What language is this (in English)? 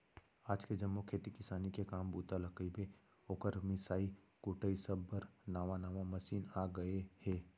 Chhattisgarhi